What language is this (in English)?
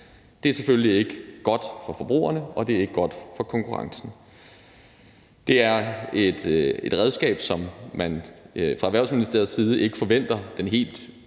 Danish